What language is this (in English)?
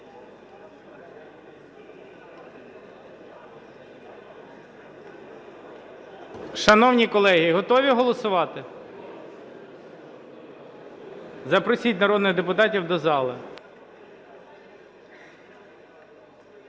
Ukrainian